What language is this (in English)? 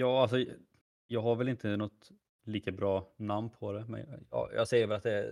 Swedish